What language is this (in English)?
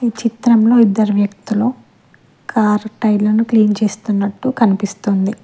Telugu